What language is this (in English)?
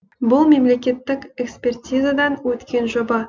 Kazakh